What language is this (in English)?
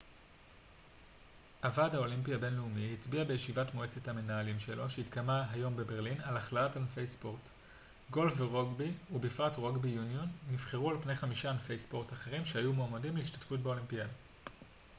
Hebrew